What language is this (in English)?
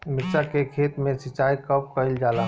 Bhojpuri